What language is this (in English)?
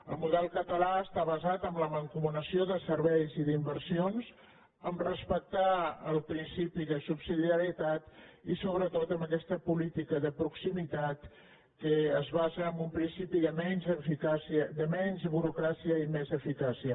Catalan